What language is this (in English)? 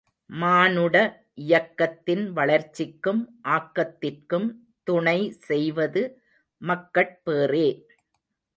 Tamil